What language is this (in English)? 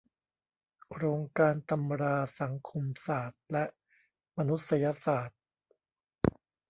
Thai